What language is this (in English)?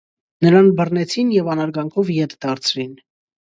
Armenian